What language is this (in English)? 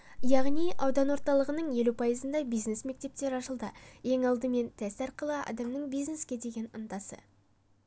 Kazakh